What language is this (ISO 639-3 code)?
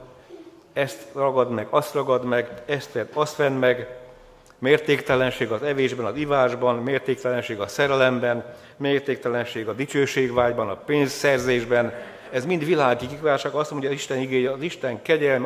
hun